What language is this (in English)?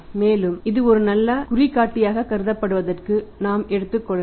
Tamil